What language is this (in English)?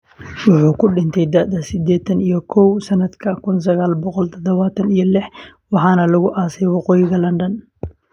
Somali